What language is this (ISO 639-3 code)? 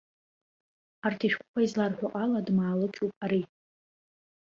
abk